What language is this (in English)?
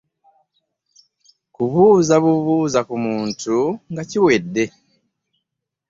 Ganda